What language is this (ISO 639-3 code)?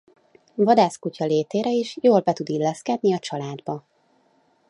hun